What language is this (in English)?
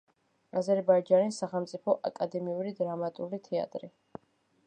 Georgian